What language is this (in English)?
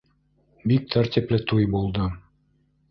Bashkir